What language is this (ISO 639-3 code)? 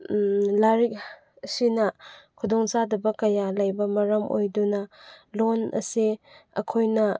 mni